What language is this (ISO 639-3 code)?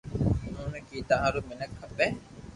lrk